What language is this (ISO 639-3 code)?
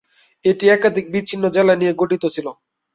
ben